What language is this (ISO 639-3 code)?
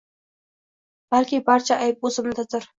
uzb